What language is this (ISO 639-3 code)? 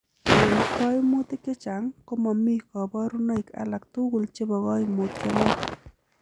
kln